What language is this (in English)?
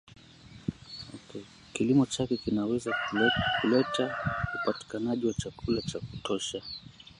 Swahili